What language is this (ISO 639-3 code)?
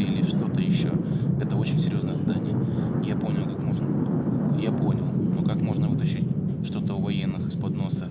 rus